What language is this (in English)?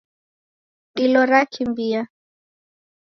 Taita